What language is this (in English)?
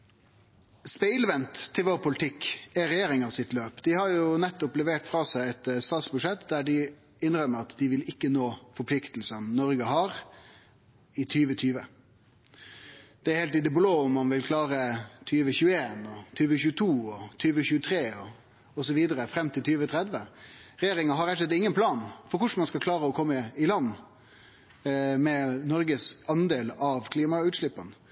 Norwegian Nynorsk